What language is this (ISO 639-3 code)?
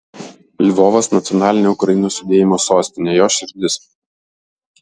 lit